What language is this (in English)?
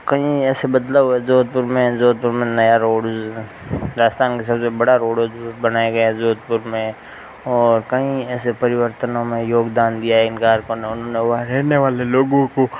Hindi